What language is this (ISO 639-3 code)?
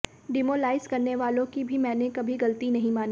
hin